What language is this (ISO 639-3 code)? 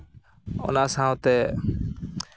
sat